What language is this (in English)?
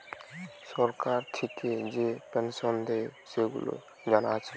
Bangla